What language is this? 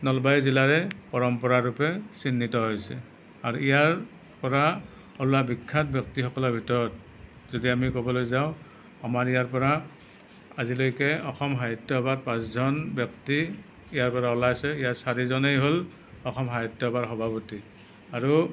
Assamese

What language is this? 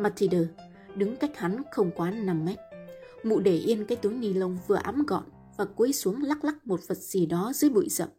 Vietnamese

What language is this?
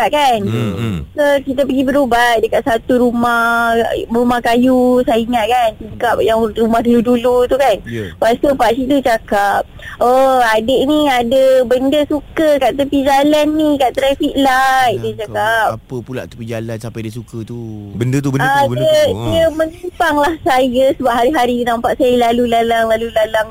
Malay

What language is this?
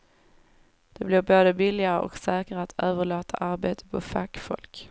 Swedish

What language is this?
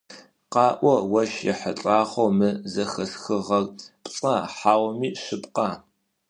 Adyghe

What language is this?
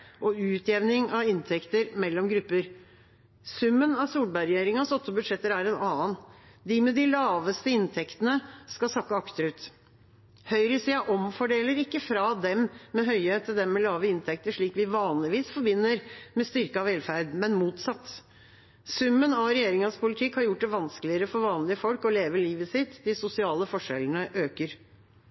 Norwegian Bokmål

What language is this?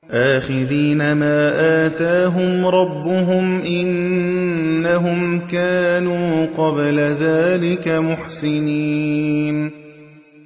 Arabic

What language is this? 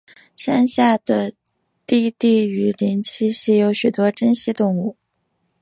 Chinese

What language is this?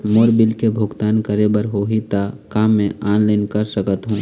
Chhattisgarhi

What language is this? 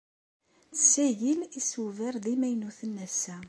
Kabyle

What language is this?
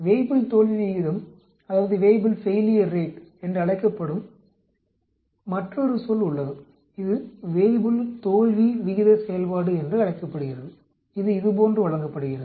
Tamil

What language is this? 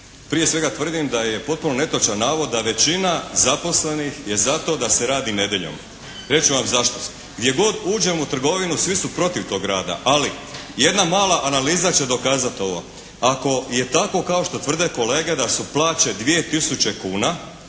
Croatian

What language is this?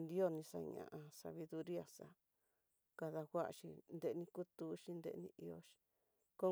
Tidaá Mixtec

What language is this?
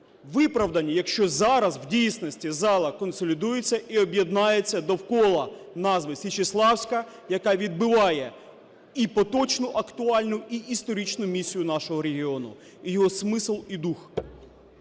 Ukrainian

